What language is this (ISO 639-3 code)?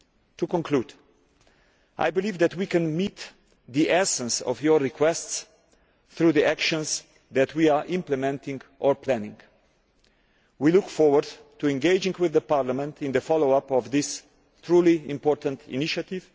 eng